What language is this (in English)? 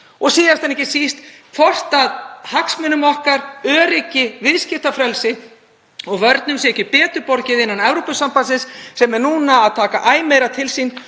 Icelandic